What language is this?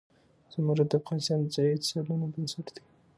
Pashto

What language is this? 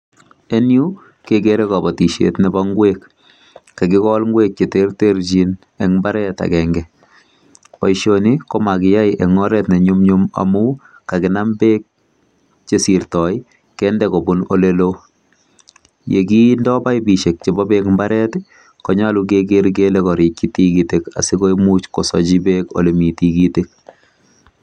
Kalenjin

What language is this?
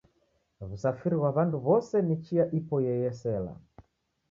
Taita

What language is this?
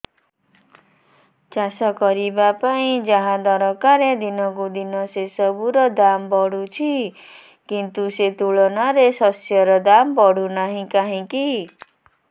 Odia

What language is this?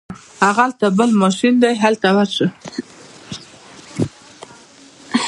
Pashto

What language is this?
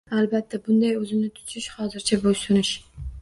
Uzbek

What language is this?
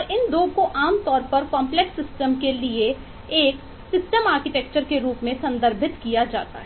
Hindi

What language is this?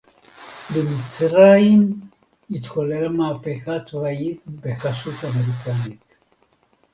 Hebrew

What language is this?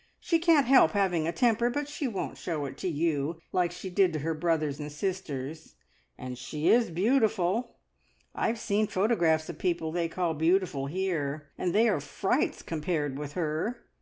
English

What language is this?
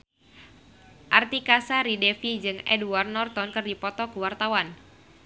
Sundanese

